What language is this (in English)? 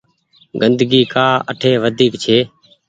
Goaria